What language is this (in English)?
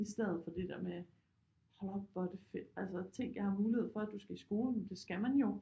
Danish